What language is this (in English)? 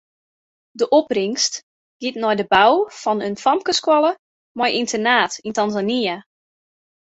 Western Frisian